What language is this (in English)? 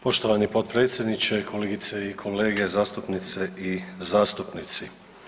Croatian